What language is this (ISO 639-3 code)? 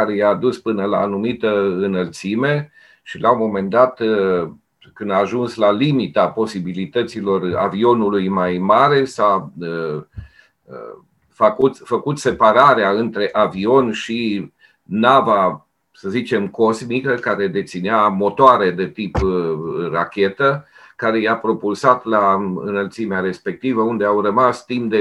ron